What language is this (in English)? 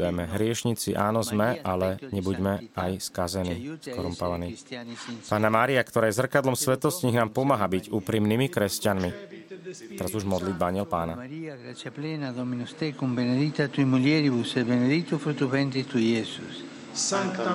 Slovak